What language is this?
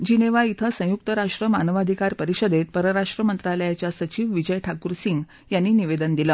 Marathi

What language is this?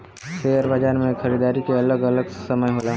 Bhojpuri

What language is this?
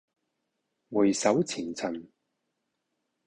Cantonese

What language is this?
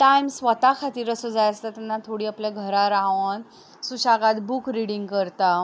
Konkani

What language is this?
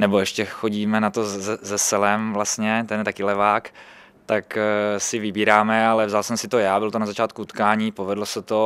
Czech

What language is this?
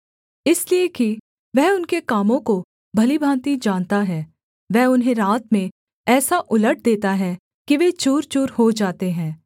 Hindi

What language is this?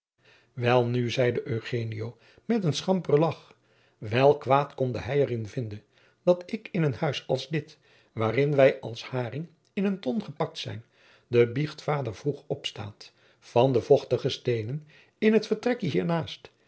Dutch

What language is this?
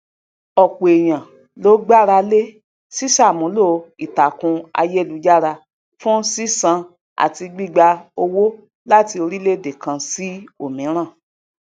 Yoruba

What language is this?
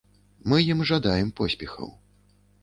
Belarusian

